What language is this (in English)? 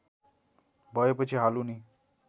Nepali